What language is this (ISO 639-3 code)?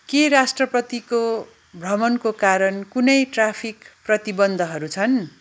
nep